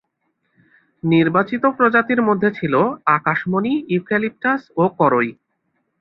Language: Bangla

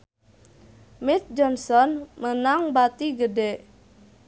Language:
Sundanese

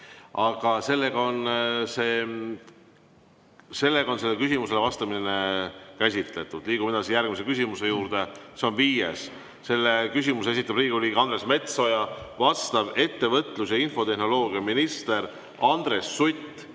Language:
Estonian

